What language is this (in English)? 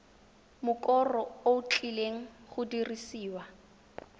Tswana